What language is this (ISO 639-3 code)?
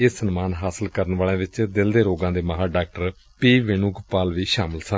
pan